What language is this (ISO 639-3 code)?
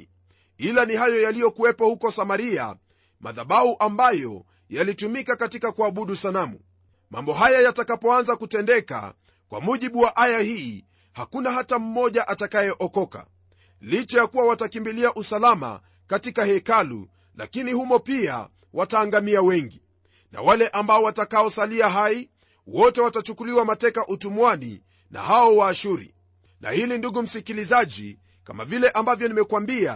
swa